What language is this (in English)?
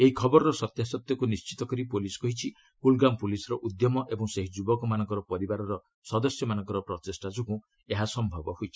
Odia